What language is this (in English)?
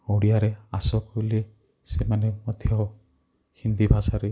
Odia